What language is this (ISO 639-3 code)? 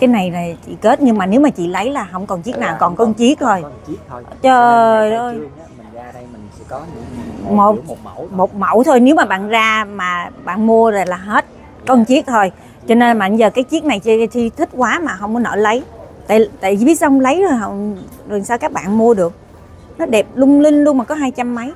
vie